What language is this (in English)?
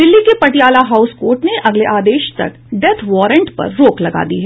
Hindi